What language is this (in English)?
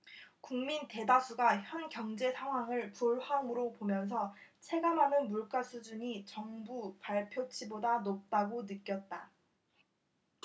Korean